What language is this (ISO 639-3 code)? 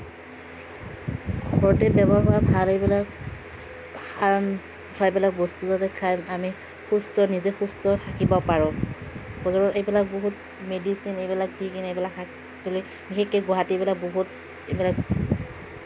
asm